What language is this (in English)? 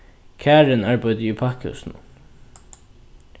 Faroese